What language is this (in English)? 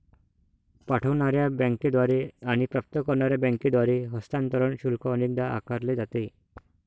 Marathi